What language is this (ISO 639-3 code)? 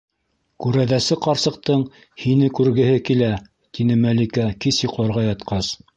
bak